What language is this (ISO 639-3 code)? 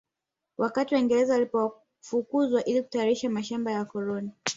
swa